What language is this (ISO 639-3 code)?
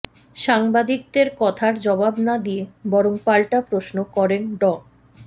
ben